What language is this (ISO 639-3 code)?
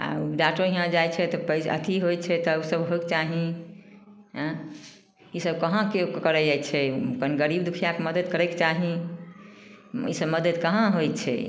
mai